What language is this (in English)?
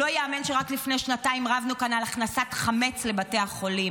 Hebrew